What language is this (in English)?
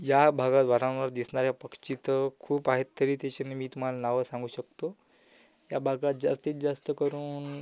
Marathi